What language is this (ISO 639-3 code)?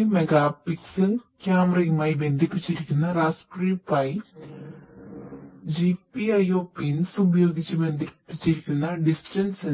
mal